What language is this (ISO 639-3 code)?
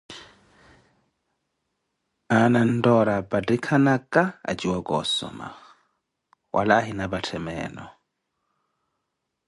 eko